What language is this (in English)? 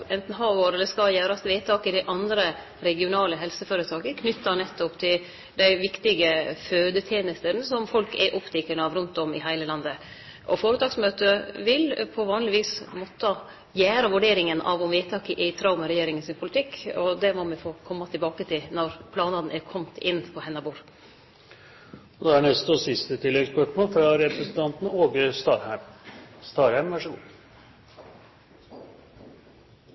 Norwegian Nynorsk